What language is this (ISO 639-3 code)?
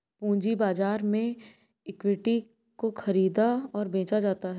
hin